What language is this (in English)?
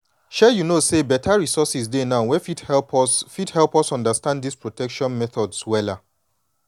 Nigerian Pidgin